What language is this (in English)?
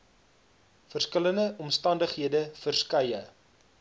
Afrikaans